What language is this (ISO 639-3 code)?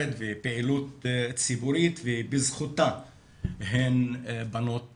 heb